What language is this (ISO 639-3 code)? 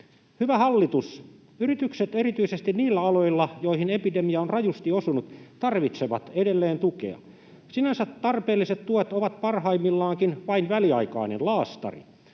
fin